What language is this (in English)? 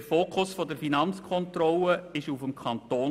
Swiss German